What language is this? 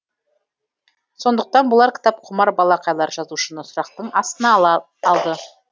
Kazakh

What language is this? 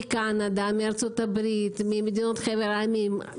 Hebrew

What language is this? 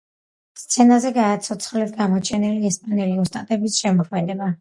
Georgian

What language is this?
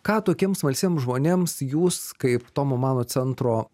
Lithuanian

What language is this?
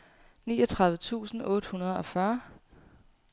Danish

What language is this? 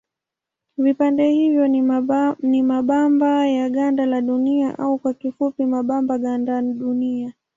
Swahili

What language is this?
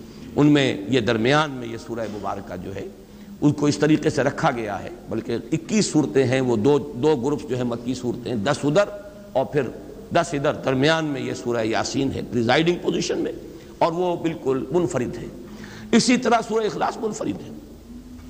Urdu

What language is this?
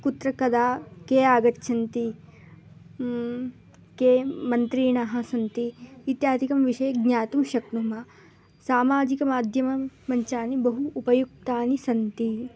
Sanskrit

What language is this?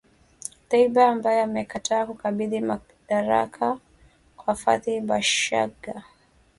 Swahili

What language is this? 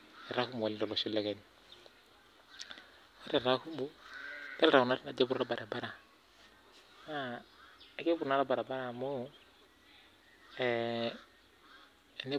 Masai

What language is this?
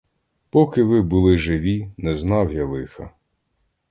Ukrainian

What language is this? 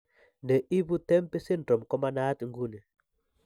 Kalenjin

